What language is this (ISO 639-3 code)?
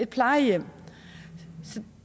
dan